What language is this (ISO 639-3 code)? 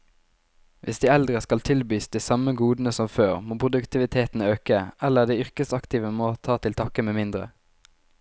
nor